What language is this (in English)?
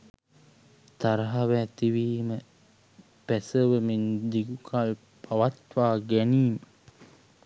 Sinhala